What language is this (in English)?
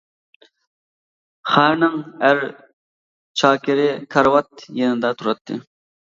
Uyghur